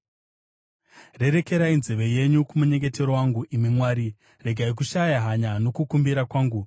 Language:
Shona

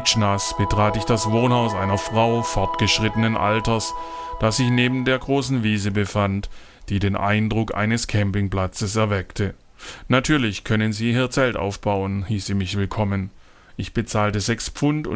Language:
German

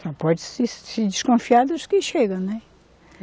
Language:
Portuguese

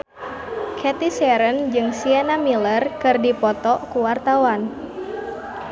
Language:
Sundanese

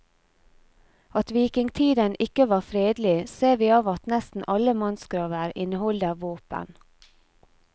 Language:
Norwegian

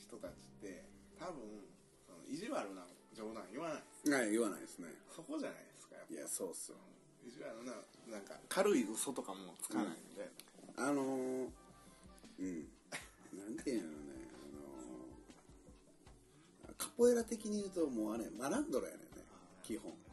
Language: Japanese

